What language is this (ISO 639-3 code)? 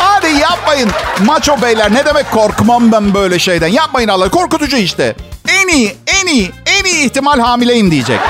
tur